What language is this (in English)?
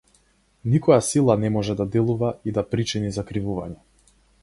Macedonian